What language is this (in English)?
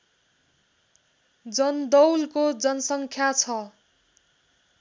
Nepali